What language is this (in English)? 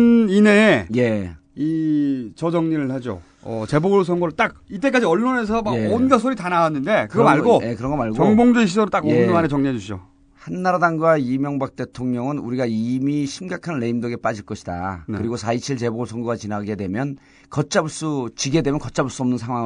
Korean